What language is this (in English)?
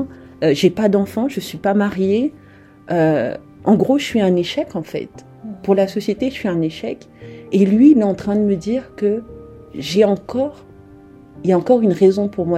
French